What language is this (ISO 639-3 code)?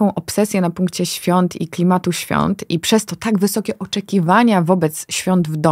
pol